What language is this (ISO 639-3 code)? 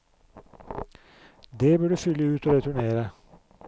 nor